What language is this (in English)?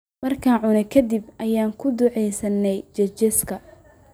Somali